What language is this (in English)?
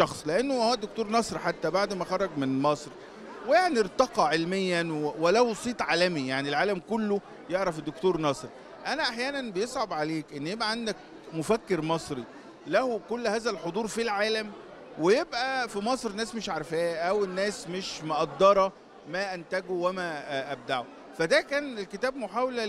Arabic